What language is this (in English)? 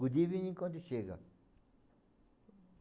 Portuguese